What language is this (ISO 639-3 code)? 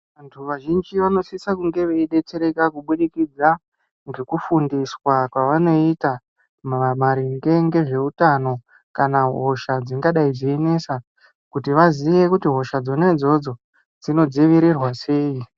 ndc